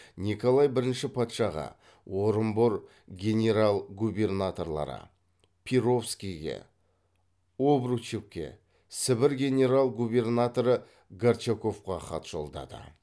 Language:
Kazakh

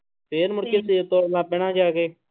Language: Punjabi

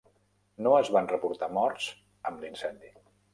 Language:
Catalan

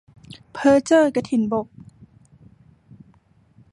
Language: Thai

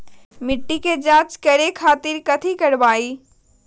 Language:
Magahi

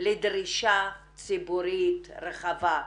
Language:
Hebrew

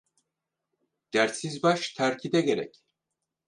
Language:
Turkish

